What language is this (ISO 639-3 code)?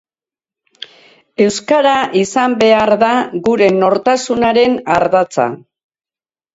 eus